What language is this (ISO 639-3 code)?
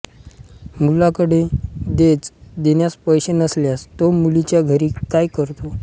mar